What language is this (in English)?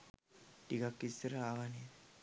Sinhala